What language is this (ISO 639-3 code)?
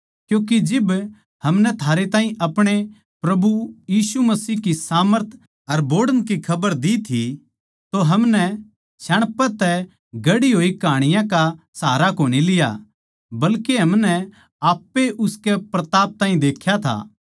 bgc